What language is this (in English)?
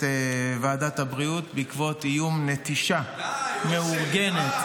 Hebrew